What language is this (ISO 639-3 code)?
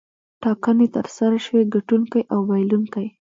pus